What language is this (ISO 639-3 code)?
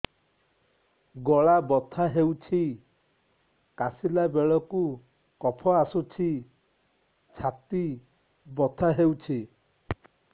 ori